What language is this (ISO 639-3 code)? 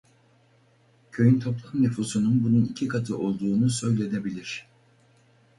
tur